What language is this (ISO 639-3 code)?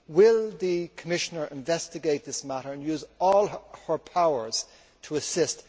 eng